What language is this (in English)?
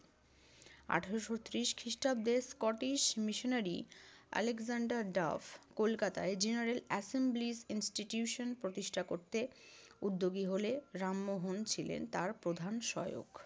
Bangla